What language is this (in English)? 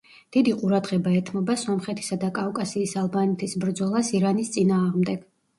Georgian